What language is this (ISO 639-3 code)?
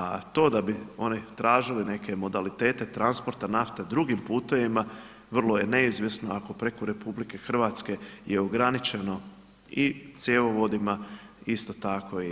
hrv